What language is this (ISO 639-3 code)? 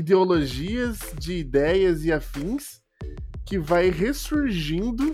por